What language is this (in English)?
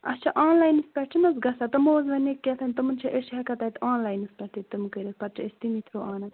Kashmiri